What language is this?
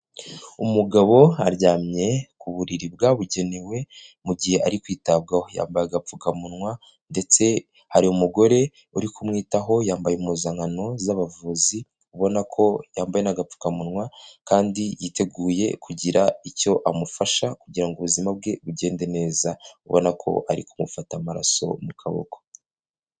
Kinyarwanda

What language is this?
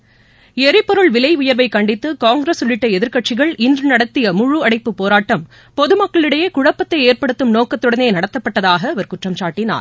Tamil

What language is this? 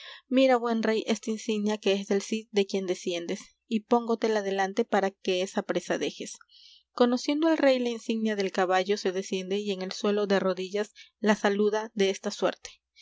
Spanish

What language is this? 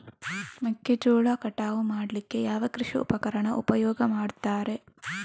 Kannada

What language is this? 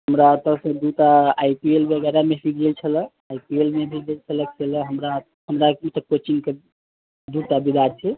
Maithili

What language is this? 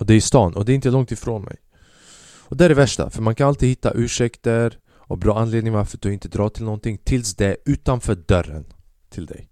Swedish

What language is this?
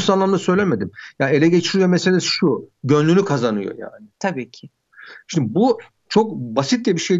Turkish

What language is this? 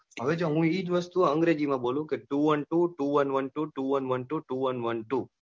Gujarati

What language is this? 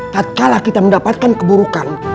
Indonesian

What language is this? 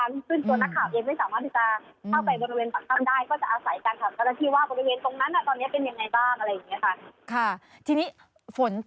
Thai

